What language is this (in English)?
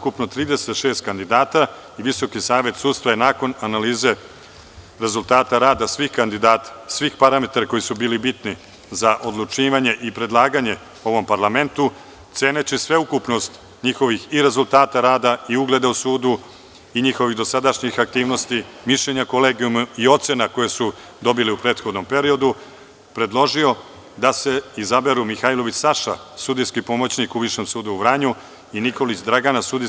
Serbian